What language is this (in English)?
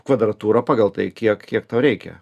Lithuanian